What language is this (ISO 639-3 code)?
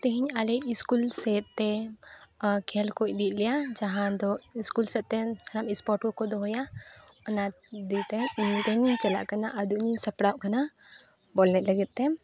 sat